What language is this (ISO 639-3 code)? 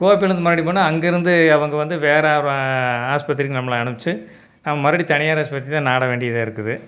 tam